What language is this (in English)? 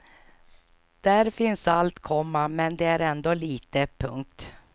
Swedish